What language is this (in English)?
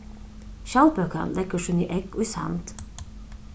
Faroese